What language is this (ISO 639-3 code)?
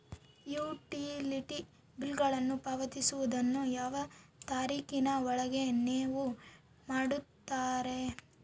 kan